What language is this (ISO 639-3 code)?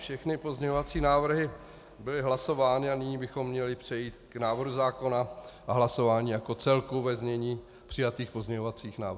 ces